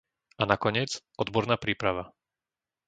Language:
Slovak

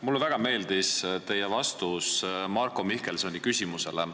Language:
Estonian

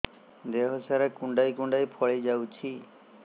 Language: Odia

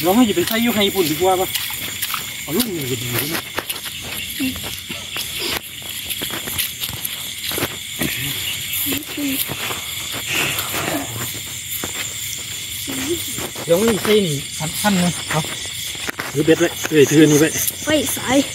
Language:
Thai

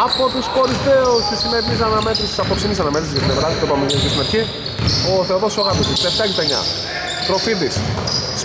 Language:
Greek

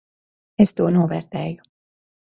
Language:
Latvian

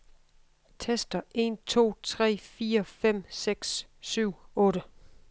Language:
Danish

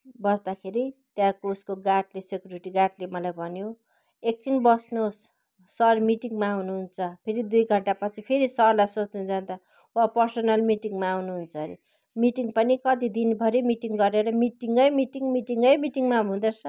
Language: Nepali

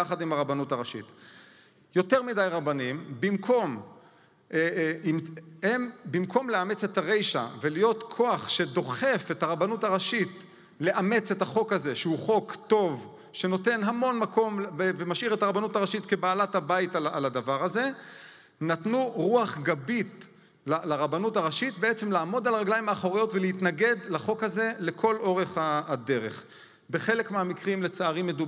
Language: Hebrew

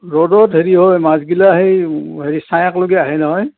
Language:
Assamese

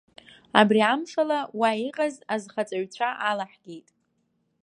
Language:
Abkhazian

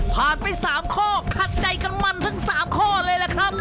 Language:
Thai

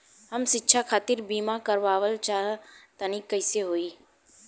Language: Bhojpuri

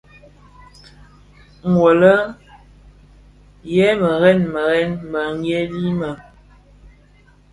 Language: Bafia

